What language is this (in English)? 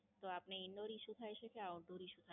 Gujarati